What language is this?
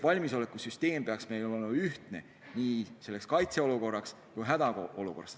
Estonian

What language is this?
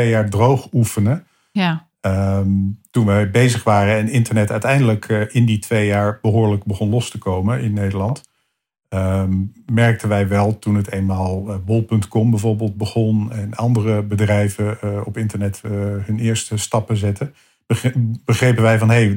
Dutch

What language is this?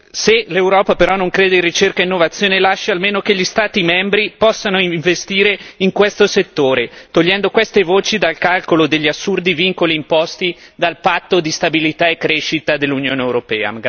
Italian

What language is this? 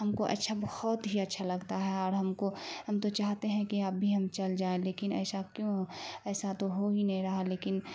Urdu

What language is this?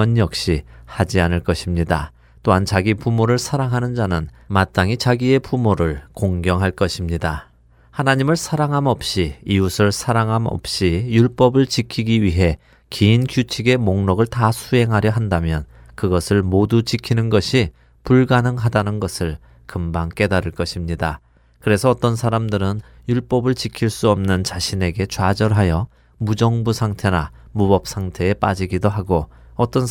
Korean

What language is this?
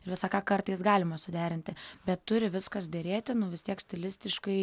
Lithuanian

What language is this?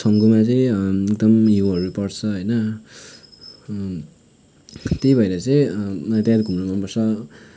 Nepali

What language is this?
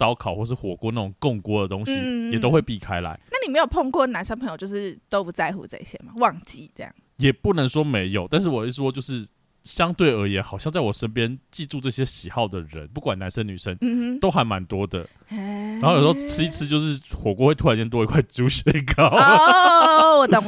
Chinese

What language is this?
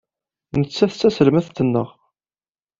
Kabyle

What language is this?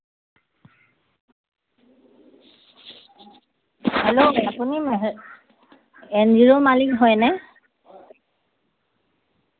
Assamese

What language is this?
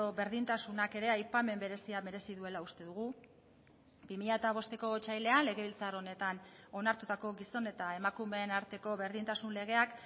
Basque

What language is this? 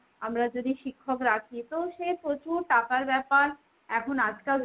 Bangla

